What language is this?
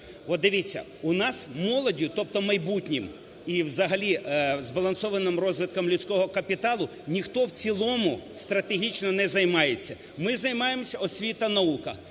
Ukrainian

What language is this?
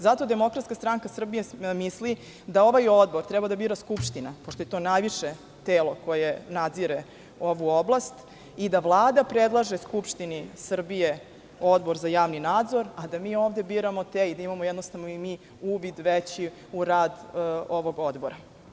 Serbian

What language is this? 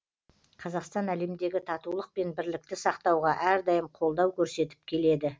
Kazakh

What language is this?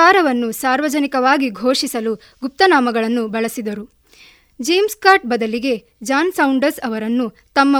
Kannada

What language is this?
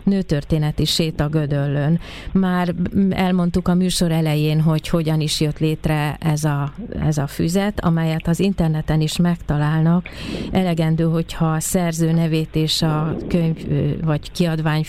Hungarian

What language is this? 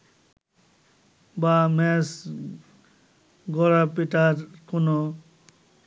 Bangla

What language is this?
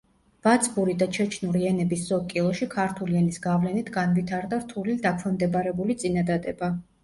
Georgian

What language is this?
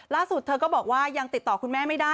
Thai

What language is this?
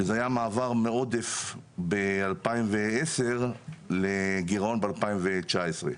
Hebrew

